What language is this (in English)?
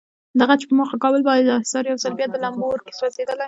Pashto